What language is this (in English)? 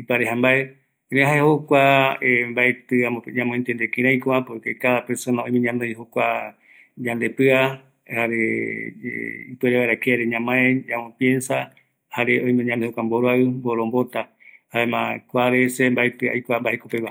Eastern Bolivian Guaraní